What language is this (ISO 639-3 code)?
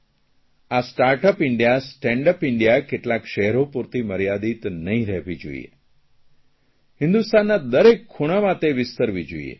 guj